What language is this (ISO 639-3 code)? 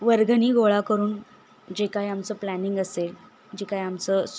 mar